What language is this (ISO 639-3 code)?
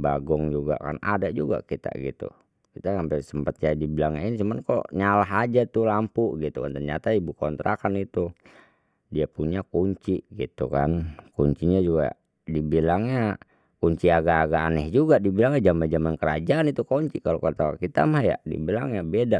bew